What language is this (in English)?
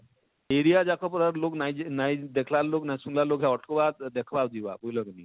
Odia